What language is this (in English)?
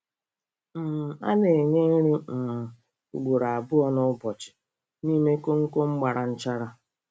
Igbo